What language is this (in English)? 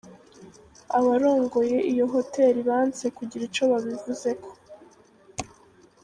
Kinyarwanda